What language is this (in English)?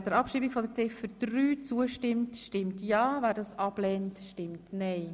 Swiss German